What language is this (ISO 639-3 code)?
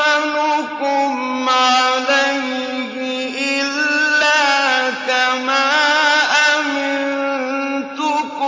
ara